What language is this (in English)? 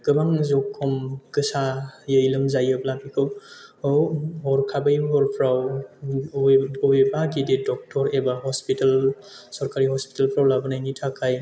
Bodo